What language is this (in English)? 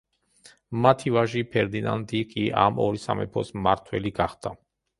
Georgian